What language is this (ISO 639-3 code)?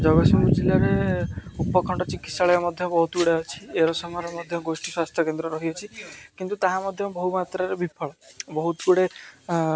ori